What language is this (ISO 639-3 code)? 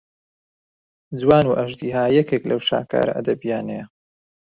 ckb